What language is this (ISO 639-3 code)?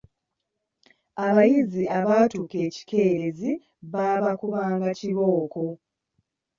lug